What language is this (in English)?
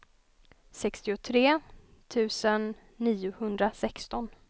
Swedish